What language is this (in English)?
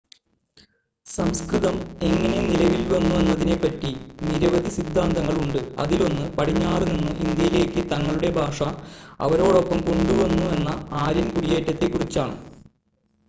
Malayalam